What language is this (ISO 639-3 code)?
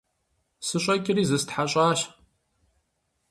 kbd